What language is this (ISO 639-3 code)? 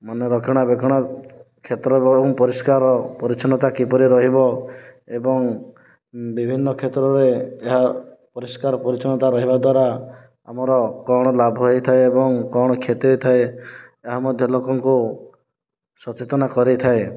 ori